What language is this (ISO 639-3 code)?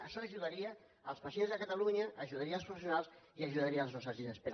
cat